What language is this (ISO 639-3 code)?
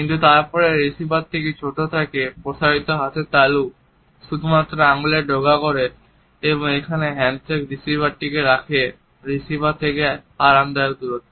ben